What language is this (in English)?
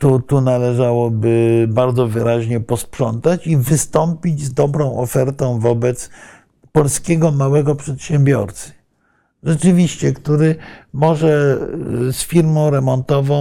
Polish